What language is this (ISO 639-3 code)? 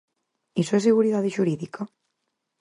glg